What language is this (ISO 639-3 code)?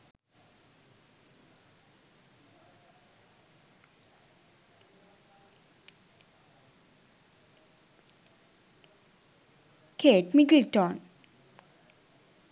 sin